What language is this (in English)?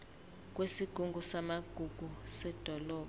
Zulu